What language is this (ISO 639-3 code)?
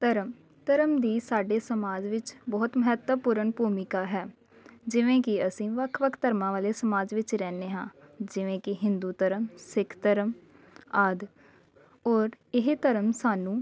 pan